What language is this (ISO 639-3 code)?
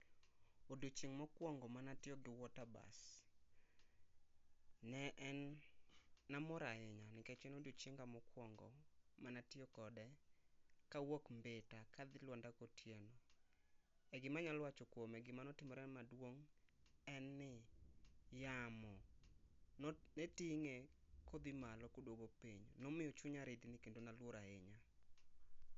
luo